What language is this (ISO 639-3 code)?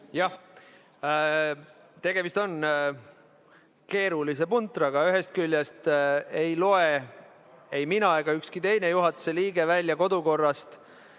est